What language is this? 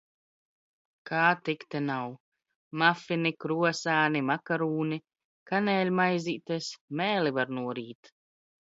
Latvian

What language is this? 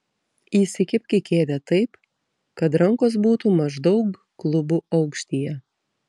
Lithuanian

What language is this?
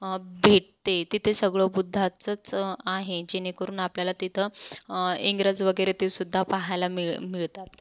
Marathi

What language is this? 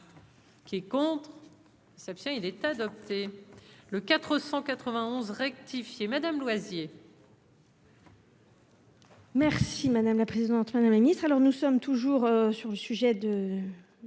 French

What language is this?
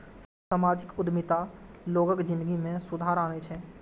Maithili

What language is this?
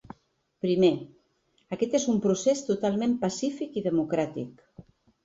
Catalan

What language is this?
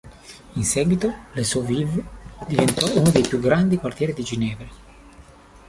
Italian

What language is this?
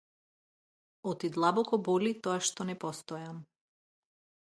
Macedonian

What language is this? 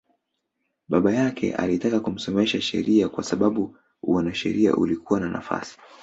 Swahili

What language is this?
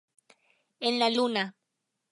Spanish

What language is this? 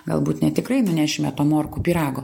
Lithuanian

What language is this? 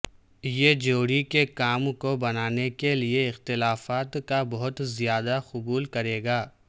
Urdu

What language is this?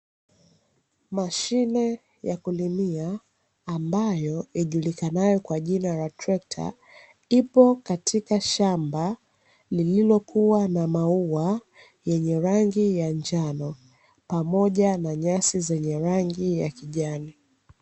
Swahili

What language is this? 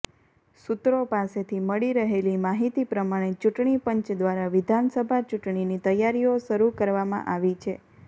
Gujarati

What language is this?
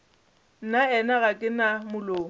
Northern Sotho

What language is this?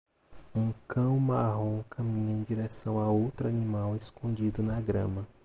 Portuguese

